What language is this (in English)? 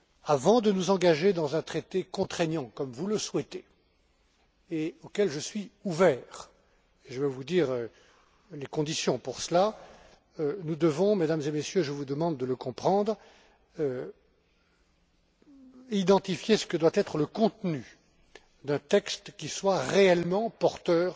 French